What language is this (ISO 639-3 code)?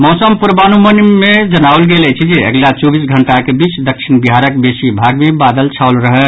mai